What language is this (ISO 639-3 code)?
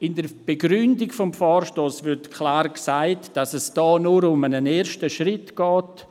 gsw